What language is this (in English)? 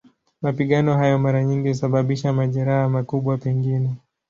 Swahili